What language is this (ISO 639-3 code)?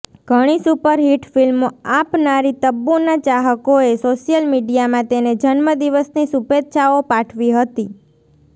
guj